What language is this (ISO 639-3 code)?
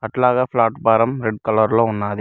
tel